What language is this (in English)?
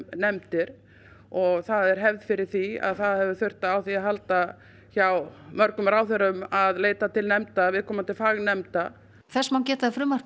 Icelandic